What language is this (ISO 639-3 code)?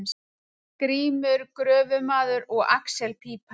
isl